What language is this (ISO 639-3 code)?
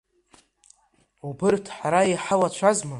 abk